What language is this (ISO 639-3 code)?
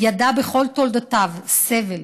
heb